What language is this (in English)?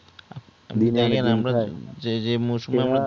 Bangla